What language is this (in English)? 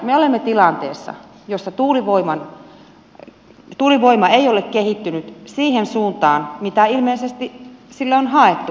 Finnish